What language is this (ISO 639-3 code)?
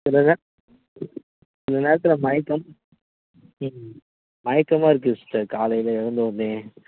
tam